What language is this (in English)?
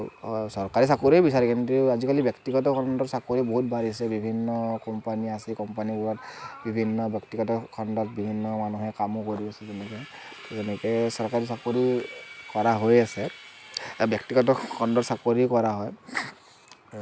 Assamese